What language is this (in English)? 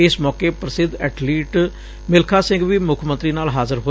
Punjabi